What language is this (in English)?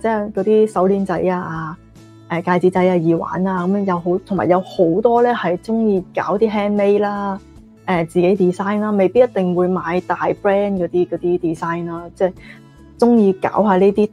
Chinese